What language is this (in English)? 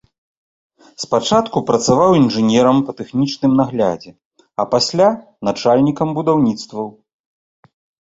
Belarusian